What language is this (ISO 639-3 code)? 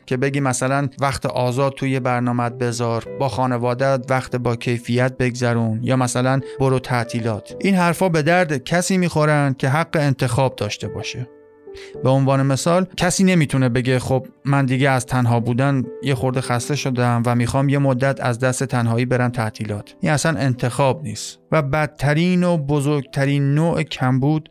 fas